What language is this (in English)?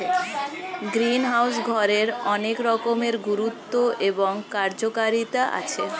Bangla